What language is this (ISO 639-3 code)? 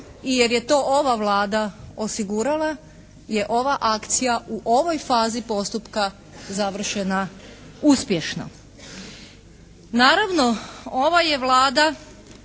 hrv